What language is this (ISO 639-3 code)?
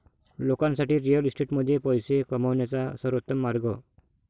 mar